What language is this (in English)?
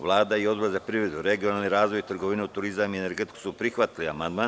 Serbian